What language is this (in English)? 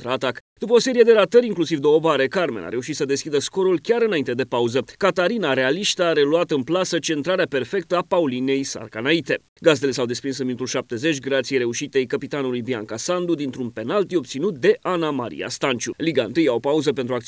Romanian